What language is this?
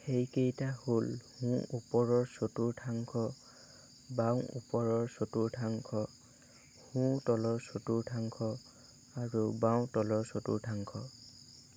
Assamese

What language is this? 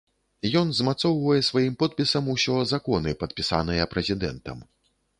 Belarusian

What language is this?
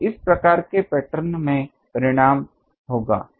Hindi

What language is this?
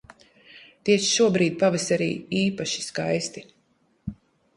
Latvian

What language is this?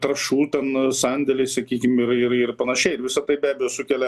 Lithuanian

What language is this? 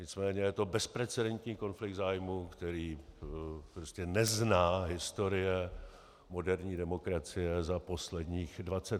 Czech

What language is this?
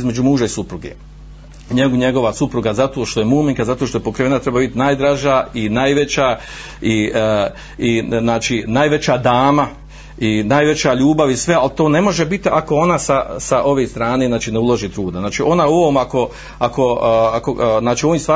Croatian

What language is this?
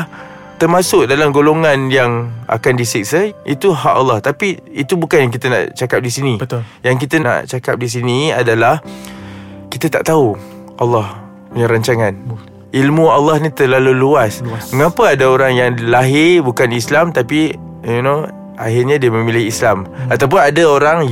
Malay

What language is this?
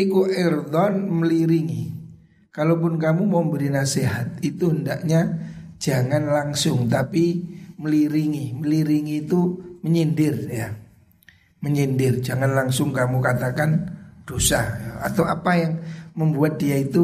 Indonesian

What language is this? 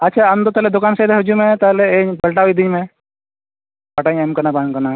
Santali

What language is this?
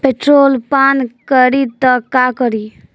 Bhojpuri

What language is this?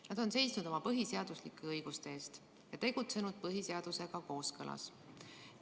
Estonian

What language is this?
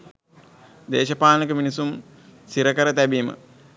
Sinhala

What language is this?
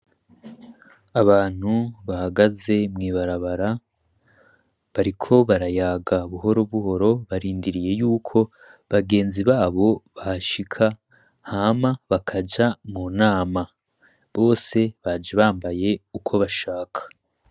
Rundi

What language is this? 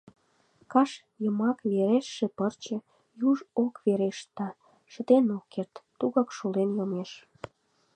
Mari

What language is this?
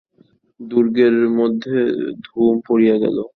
Bangla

